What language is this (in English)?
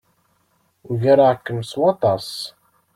Kabyle